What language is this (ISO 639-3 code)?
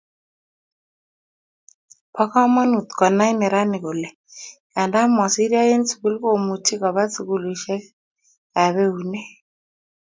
kln